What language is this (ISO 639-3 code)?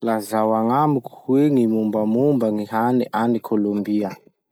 msh